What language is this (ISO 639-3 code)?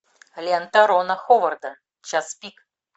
rus